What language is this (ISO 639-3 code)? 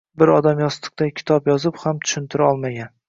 uzb